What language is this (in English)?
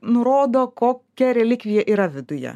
Lithuanian